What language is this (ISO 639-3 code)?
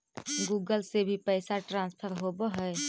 mag